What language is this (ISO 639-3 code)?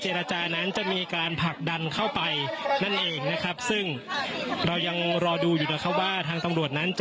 tha